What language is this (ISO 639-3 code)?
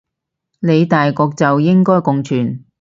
yue